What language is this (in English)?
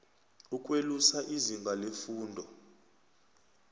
South Ndebele